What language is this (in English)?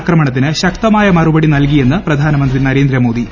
Malayalam